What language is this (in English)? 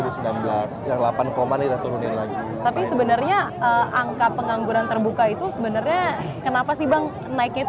Indonesian